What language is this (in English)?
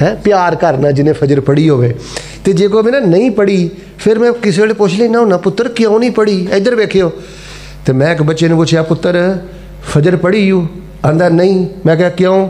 Hindi